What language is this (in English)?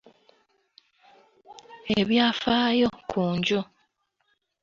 Ganda